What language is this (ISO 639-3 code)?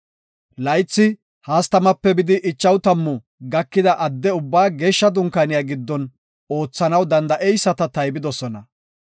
gof